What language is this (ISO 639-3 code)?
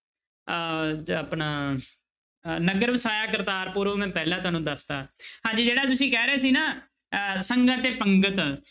pan